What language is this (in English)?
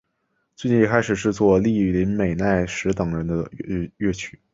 Chinese